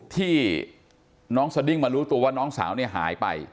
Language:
Thai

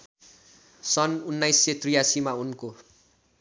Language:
Nepali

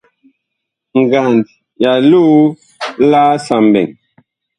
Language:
Bakoko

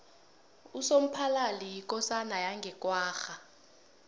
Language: South Ndebele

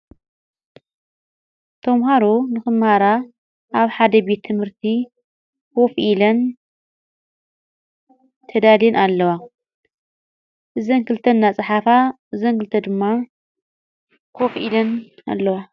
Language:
Tigrinya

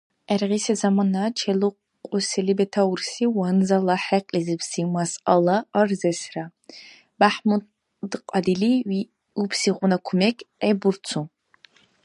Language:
Dargwa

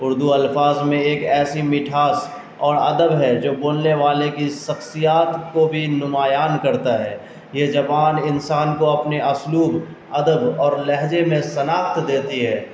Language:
Urdu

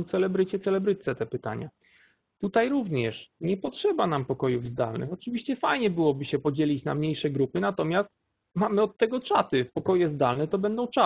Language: Polish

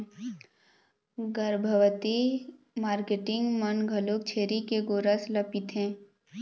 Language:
Chhattisgarhi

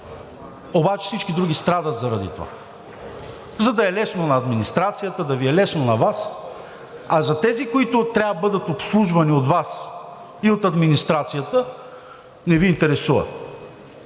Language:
Bulgarian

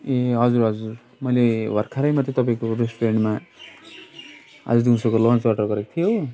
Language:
Nepali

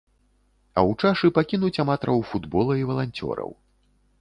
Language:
Belarusian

